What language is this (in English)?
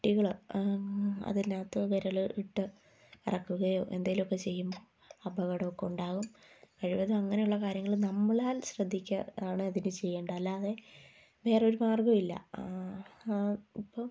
Malayalam